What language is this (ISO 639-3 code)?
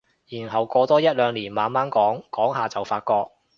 yue